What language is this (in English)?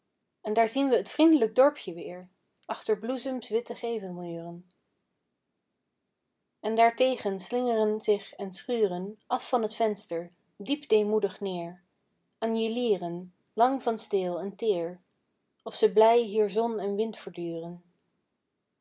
Dutch